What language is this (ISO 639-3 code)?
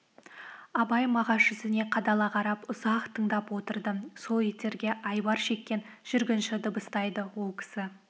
kaz